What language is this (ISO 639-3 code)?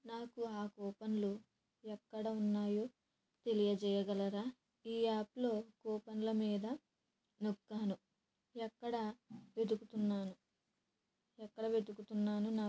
tel